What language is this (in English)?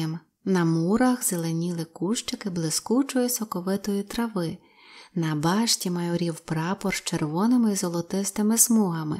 Ukrainian